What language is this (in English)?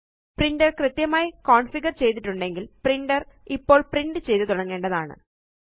Malayalam